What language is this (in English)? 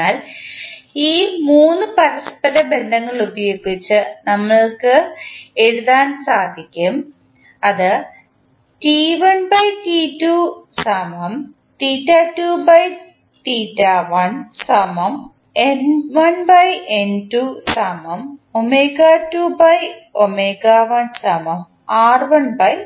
Malayalam